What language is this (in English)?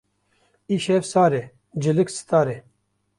Kurdish